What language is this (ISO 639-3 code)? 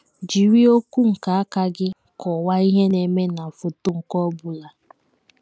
ibo